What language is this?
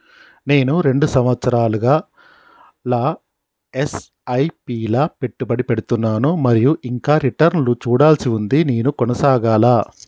Telugu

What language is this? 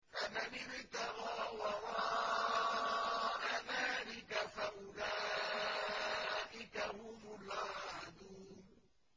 Arabic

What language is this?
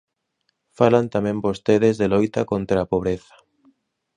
Galician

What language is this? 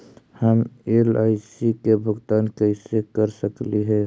Magahi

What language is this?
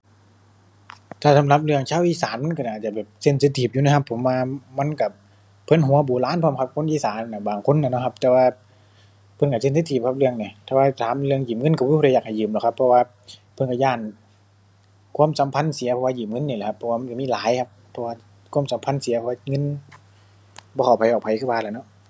Thai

